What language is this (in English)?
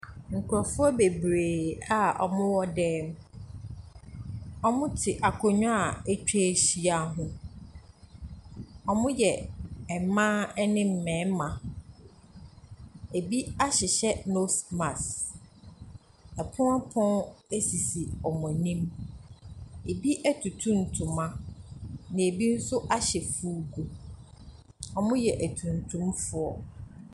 Akan